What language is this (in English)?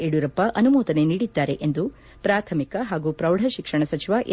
Kannada